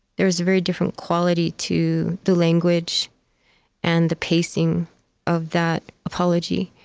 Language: English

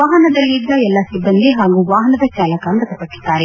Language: Kannada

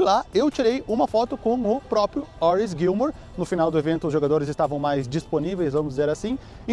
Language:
Portuguese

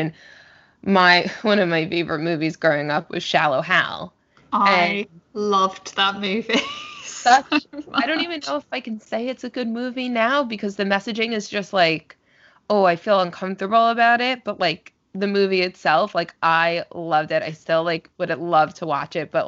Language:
English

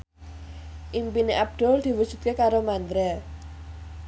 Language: Javanese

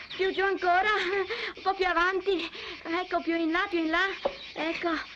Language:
Italian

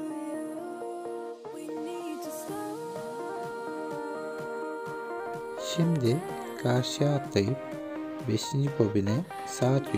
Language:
Turkish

